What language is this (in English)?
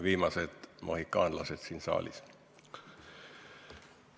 Estonian